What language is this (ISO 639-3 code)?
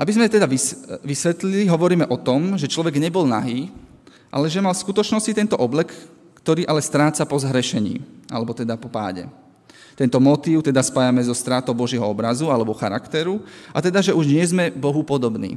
slk